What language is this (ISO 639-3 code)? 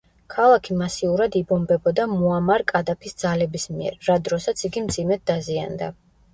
kat